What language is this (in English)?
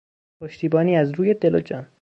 Persian